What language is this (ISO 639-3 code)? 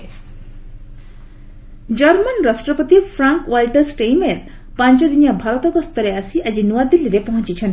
ori